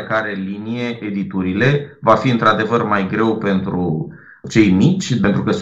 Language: Romanian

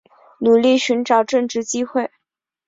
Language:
Chinese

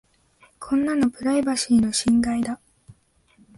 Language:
Japanese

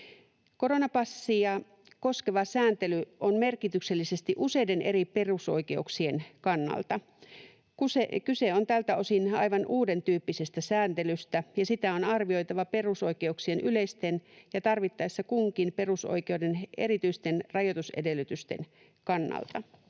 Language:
Finnish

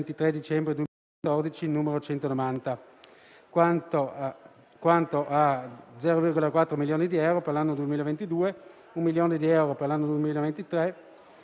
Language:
Italian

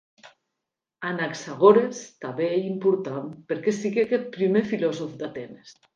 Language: Occitan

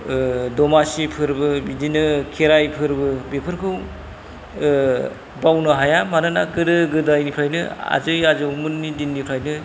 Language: Bodo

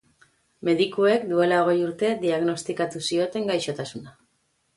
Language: Basque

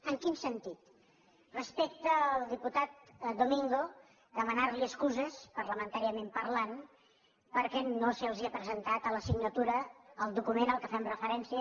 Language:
Catalan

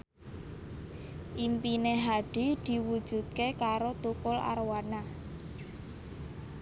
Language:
Javanese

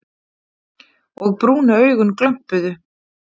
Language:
Icelandic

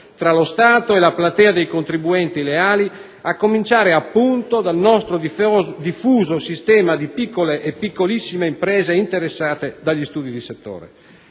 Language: Italian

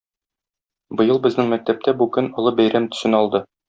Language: Tatar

